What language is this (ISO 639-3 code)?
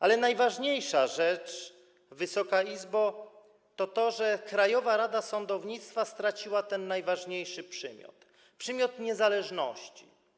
pol